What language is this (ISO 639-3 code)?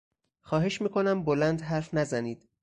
fas